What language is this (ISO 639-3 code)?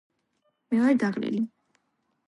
kat